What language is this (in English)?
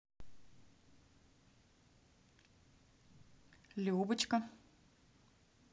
Russian